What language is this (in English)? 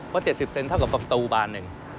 Thai